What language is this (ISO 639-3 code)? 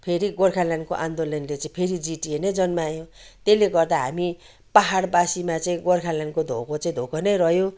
nep